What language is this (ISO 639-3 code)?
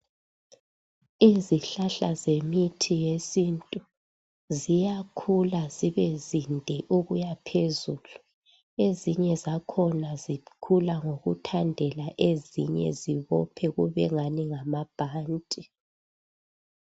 nde